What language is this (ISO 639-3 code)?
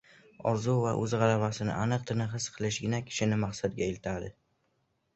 uzb